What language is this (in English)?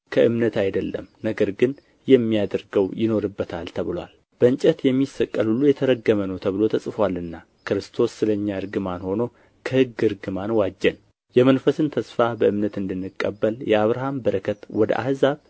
Amharic